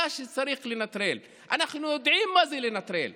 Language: Hebrew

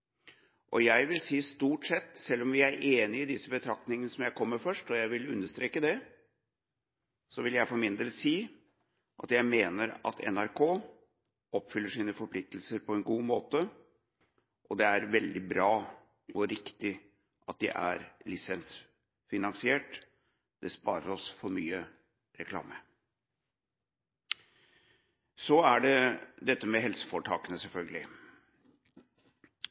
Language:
Norwegian Bokmål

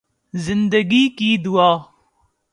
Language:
Urdu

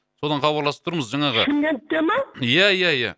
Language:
Kazakh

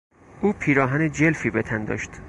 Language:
Persian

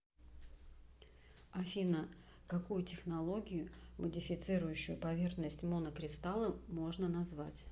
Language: Russian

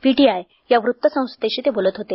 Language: Marathi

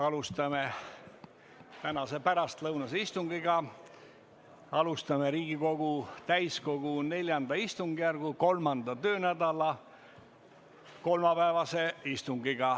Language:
Estonian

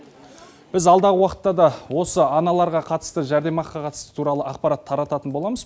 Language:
Kazakh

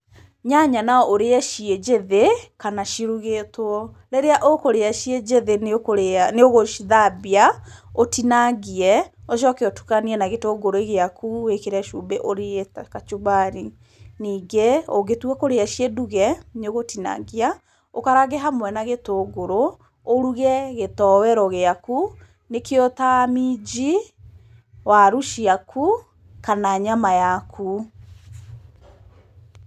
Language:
Kikuyu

